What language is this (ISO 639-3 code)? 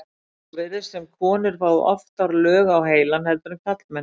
isl